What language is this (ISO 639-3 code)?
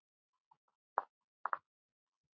isl